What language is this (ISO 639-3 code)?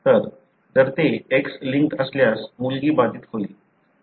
mar